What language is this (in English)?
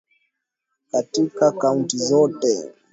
Swahili